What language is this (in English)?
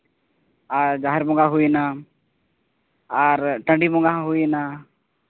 Santali